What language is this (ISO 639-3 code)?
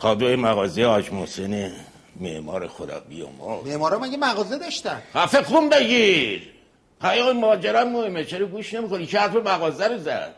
fas